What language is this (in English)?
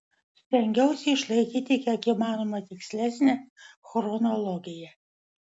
Lithuanian